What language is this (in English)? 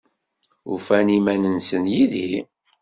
Kabyle